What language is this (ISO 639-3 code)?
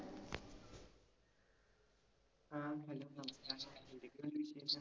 mal